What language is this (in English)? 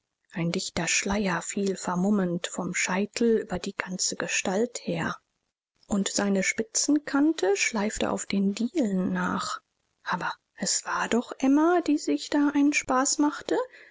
German